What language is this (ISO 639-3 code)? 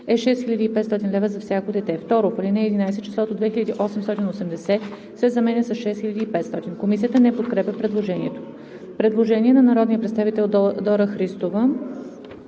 bul